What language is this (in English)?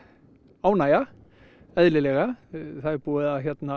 Icelandic